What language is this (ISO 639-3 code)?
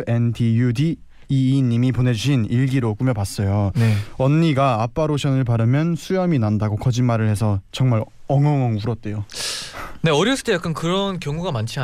kor